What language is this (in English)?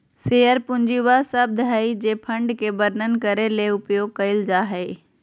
Magahi